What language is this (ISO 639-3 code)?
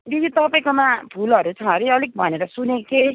nep